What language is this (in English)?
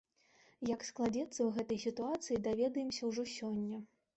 Belarusian